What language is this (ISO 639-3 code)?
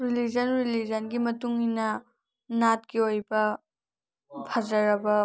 mni